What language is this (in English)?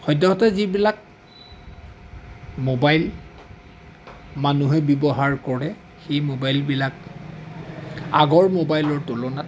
Assamese